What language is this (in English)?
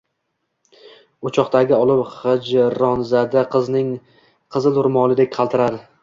Uzbek